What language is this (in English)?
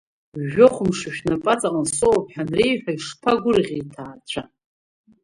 Abkhazian